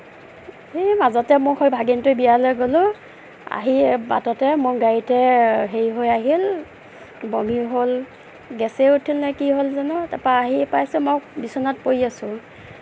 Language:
Assamese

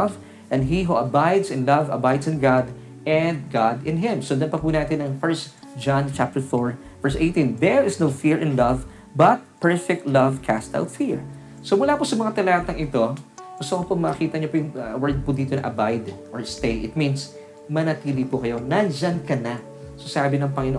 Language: Filipino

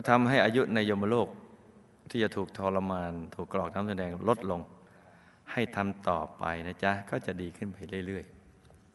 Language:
Thai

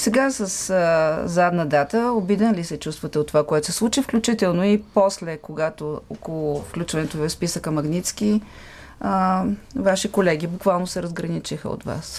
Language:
Bulgarian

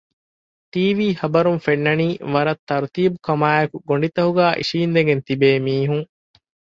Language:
Divehi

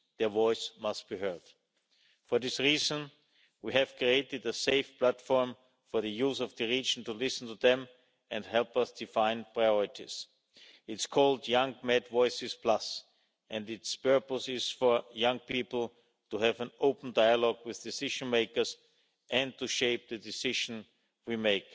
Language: English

